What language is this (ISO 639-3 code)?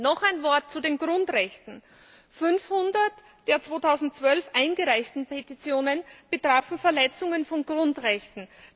deu